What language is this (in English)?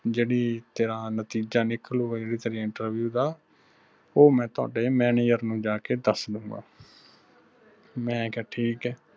Punjabi